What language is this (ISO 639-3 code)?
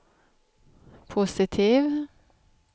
swe